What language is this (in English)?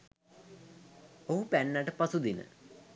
Sinhala